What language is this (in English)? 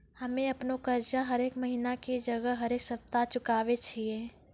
Maithili